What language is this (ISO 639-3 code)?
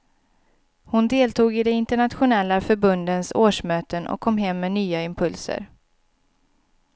swe